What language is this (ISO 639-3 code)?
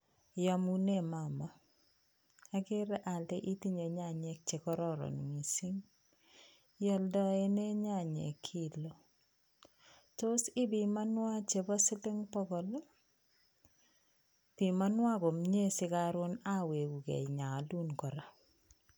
kln